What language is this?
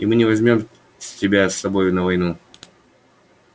Russian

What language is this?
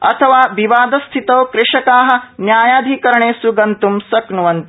Sanskrit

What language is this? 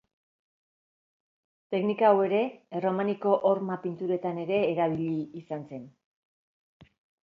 Basque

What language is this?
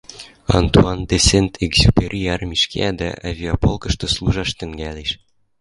Western Mari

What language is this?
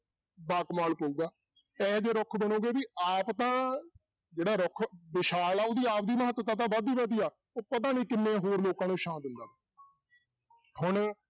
Punjabi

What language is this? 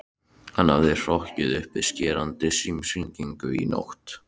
Icelandic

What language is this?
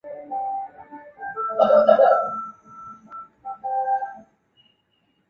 Chinese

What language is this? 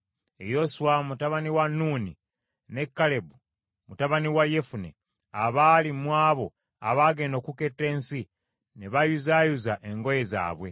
Ganda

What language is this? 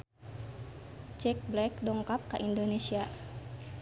Sundanese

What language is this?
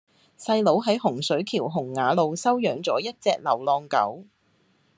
Cantonese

